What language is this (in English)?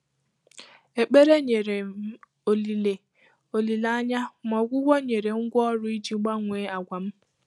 Igbo